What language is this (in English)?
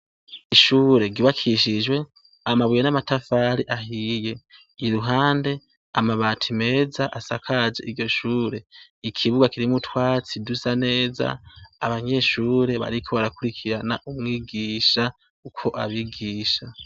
Rundi